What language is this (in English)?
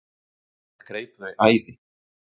Icelandic